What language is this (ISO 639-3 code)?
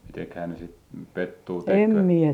fin